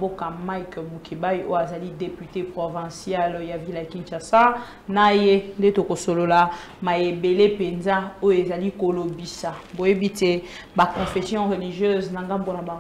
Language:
French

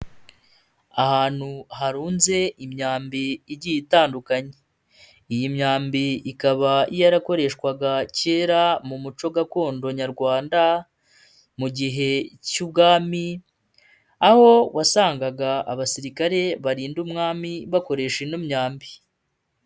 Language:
Kinyarwanda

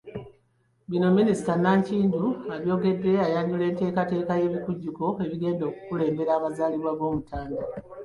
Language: Ganda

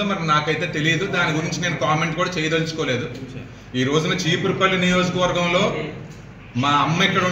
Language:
Telugu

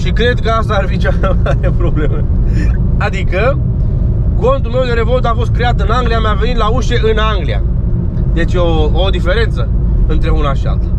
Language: Romanian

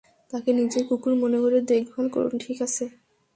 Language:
Bangla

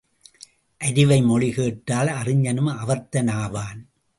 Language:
Tamil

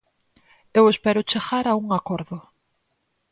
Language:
Galician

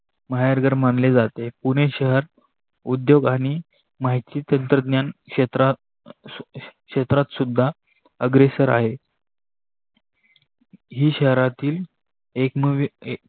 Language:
Marathi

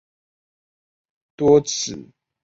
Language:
Chinese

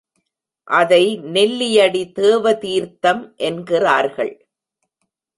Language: Tamil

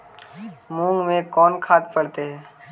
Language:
Magahi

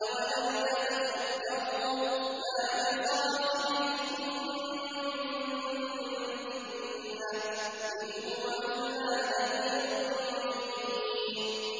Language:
Arabic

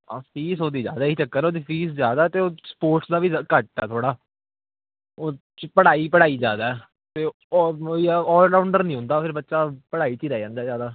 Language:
Punjabi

